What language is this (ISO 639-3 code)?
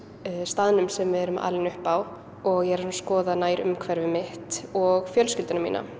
isl